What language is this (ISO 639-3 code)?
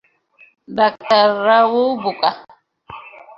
ben